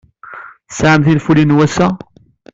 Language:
Kabyle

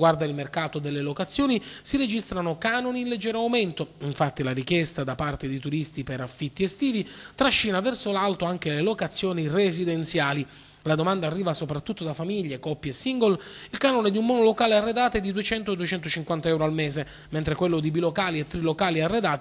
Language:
Italian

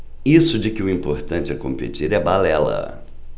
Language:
Portuguese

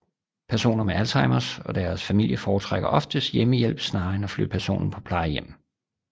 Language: Danish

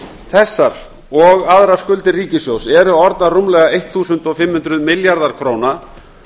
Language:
Icelandic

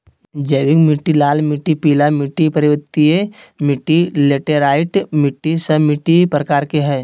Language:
Magahi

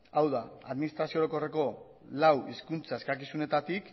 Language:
Basque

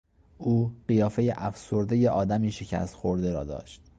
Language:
Persian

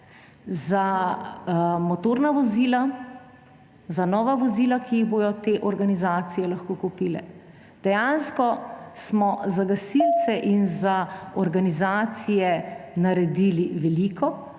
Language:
Slovenian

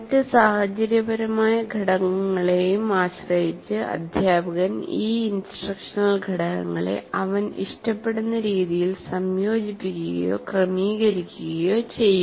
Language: Malayalam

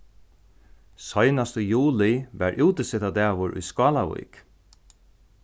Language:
Faroese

